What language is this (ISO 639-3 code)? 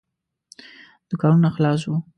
pus